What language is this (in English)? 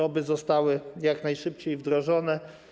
Polish